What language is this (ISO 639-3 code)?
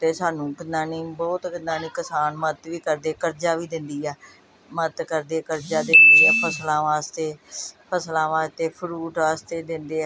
pan